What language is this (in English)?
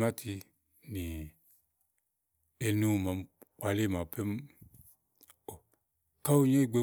Igo